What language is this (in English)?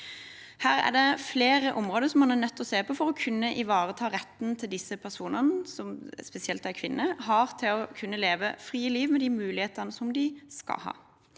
Norwegian